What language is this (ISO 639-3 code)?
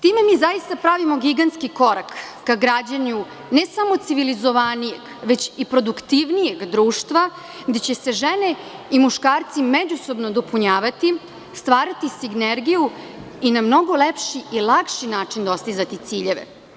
srp